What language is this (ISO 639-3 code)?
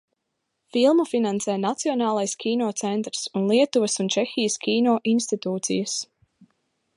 lav